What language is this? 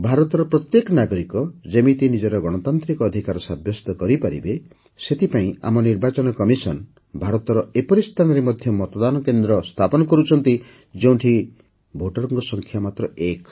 Odia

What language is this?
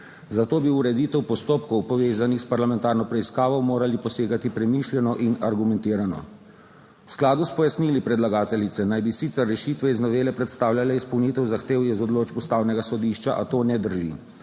Slovenian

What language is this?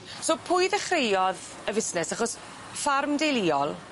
Welsh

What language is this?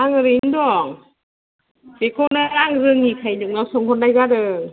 Bodo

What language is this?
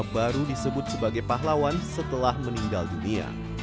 Indonesian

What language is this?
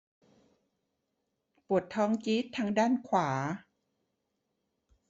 Thai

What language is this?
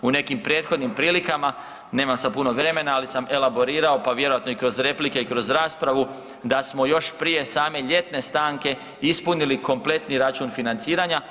Croatian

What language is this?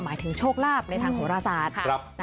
Thai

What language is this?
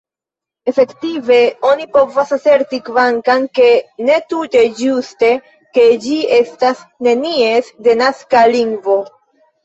Esperanto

